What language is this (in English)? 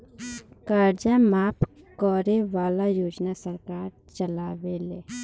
Bhojpuri